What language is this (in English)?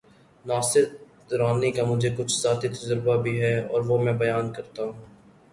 Urdu